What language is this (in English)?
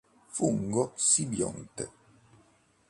Italian